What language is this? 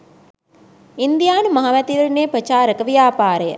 Sinhala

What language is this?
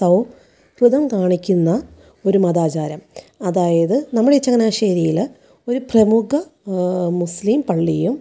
Malayalam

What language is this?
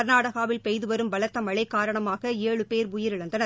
Tamil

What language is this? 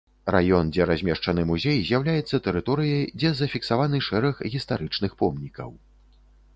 Belarusian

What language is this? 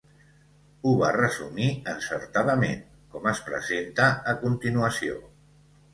Catalan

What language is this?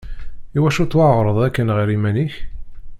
Kabyle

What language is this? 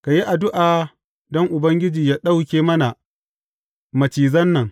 Hausa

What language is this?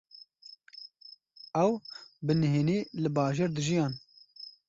Kurdish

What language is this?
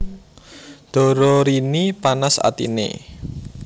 Javanese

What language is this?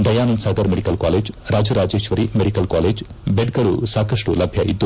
Kannada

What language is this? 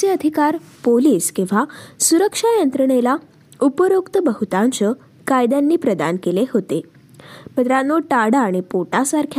Marathi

